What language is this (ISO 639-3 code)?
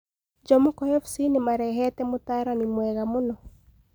kik